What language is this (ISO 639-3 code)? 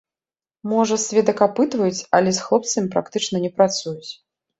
bel